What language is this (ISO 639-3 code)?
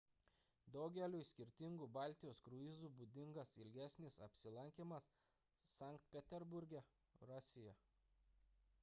lit